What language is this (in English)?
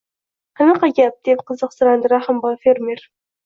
Uzbek